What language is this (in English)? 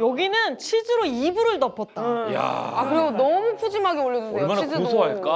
Korean